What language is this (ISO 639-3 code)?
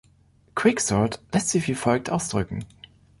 deu